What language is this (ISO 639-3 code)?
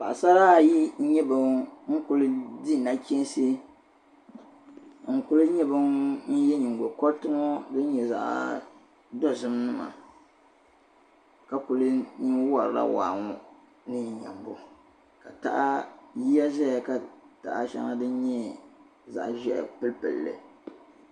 dag